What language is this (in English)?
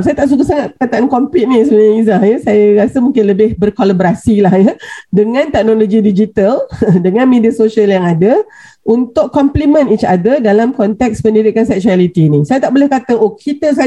Malay